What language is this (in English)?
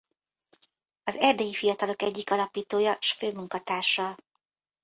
Hungarian